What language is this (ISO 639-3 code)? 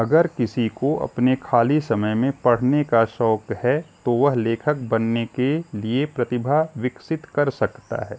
hin